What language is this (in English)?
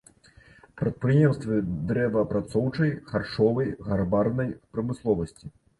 Belarusian